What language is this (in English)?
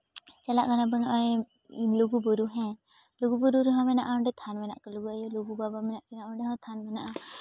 Santali